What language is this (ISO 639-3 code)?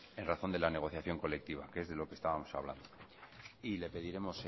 spa